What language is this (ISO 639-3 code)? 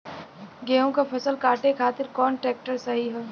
bho